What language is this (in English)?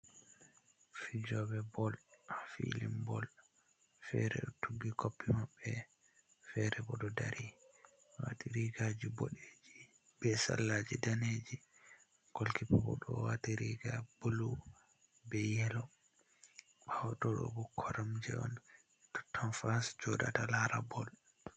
Fula